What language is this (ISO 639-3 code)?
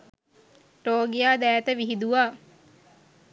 sin